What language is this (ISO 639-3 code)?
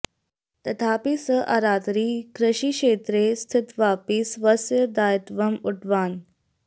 san